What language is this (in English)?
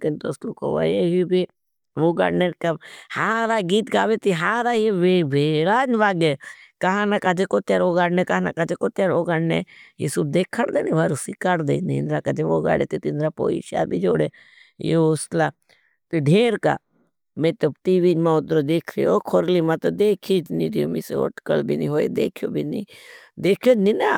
Bhili